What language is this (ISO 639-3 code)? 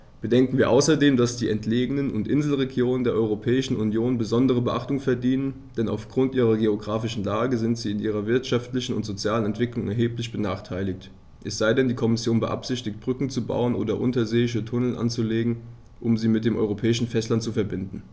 deu